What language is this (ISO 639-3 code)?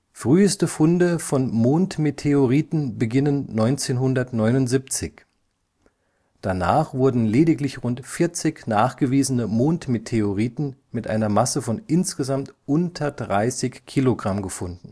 deu